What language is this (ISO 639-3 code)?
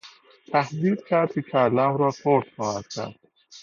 fas